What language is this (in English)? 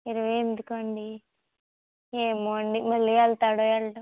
Telugu